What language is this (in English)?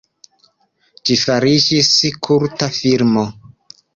Esperanto